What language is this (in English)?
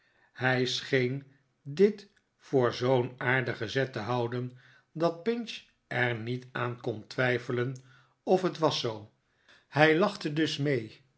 Dutch